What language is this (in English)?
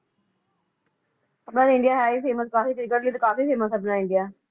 Punjabi